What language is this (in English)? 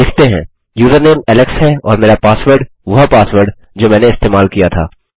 Hindi